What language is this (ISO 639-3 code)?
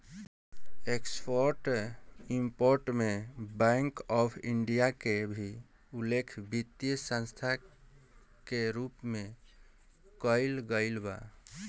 bho